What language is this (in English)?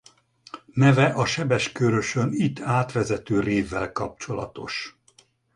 Hungarian